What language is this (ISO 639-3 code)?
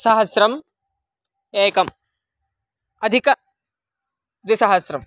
san